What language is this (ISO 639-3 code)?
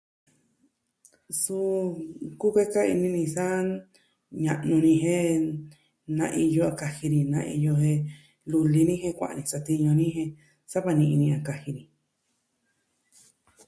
meh